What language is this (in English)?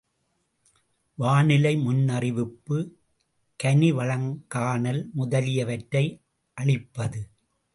Tamil